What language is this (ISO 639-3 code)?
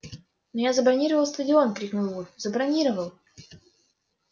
rus